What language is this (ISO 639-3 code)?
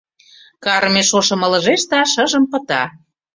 chm